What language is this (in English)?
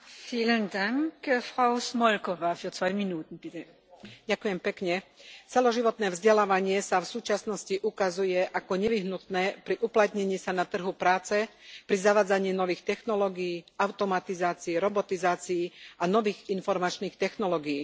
Slovak